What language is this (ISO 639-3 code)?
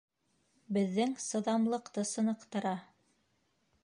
bak